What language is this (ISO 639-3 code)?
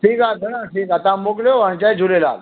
snd